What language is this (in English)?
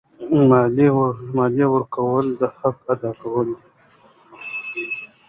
Pashto